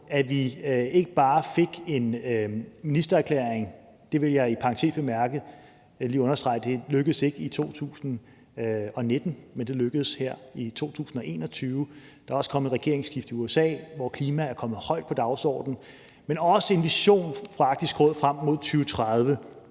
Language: Danish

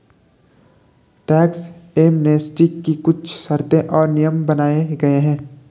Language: Hindi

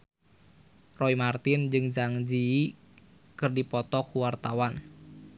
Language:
Sundanese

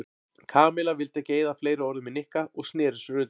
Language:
Icelandic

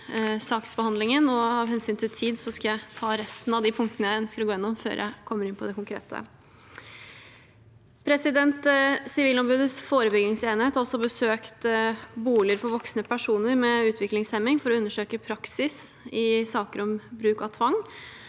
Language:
Norwegian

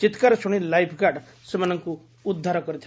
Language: Odia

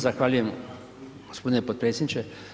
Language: Croatian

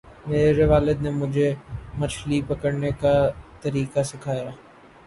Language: Urdu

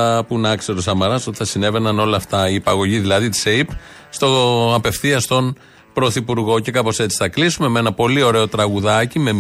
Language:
Greek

